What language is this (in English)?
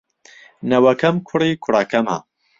Central Kurdish